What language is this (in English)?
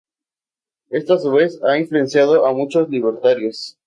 Spanish